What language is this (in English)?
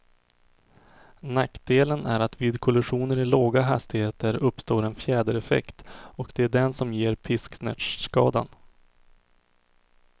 Swedish